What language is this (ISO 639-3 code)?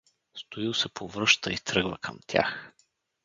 bul